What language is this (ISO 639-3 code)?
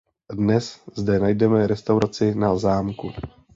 ces